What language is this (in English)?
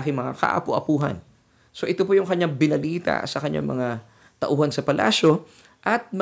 Filipino